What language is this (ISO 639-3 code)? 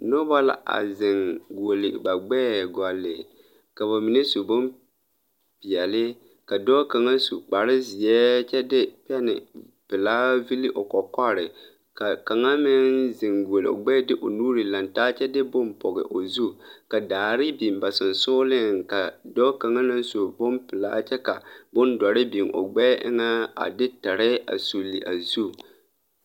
dga